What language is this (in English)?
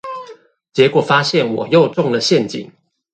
Chinese